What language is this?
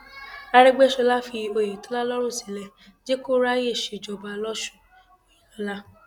Yoruba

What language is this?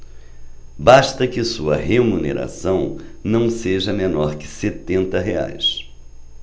Portuguese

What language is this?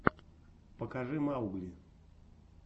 Russian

